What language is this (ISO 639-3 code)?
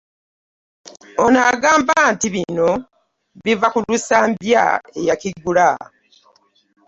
lug